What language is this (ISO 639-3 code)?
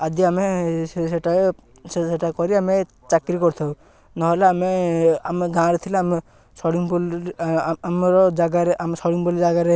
ori